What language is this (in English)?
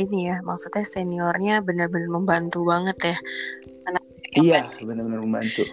Indonesian